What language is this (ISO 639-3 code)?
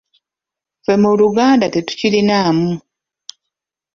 lug